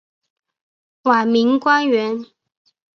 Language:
Chinese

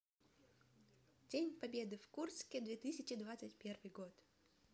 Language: Russian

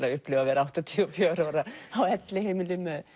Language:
Icelandic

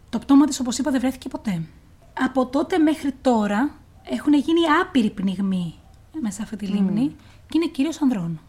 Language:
Greek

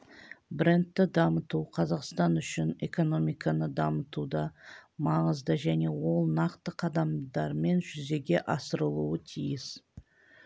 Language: Kazakh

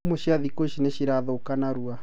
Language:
Kikuyu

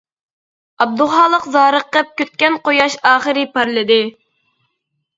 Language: Uyghur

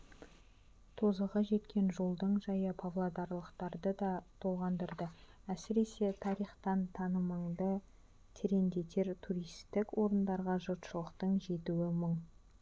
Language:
Kazakh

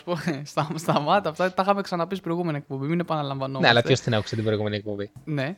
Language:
Greek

